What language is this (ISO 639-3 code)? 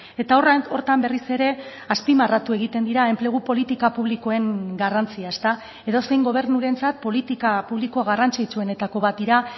eus